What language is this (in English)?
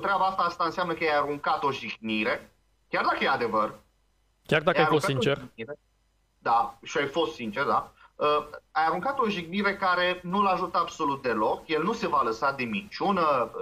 Romanian